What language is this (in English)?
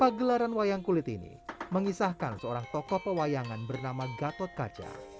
Indonesian